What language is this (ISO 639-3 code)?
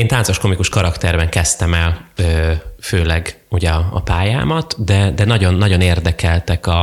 hun